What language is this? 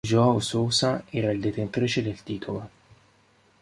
Italian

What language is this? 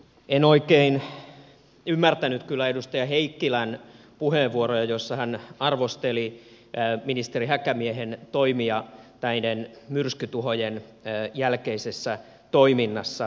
Finnish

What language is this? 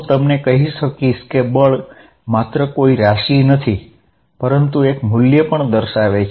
Gujarati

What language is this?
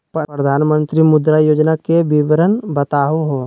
Magahi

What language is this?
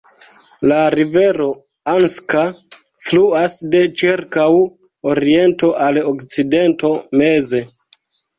Esperanto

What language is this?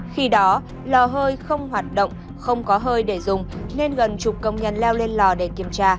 Vietnamese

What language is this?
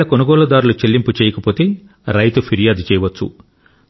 Telugu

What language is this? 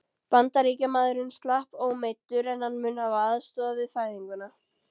Icelandic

